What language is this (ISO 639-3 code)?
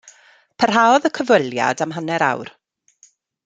cym